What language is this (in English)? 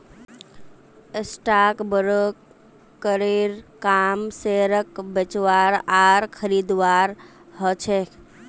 Magahi